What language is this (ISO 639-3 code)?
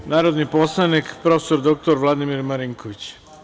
srp